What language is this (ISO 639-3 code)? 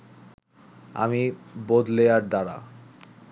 ben